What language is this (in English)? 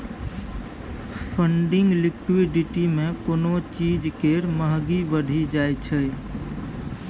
Maithili